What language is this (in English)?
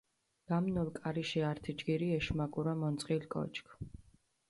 Mingrelian